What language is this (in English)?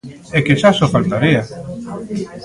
Galician